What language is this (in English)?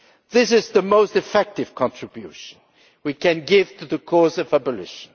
English